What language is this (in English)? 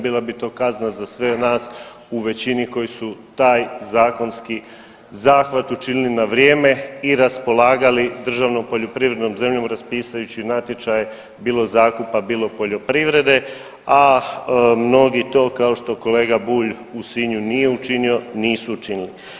Croatian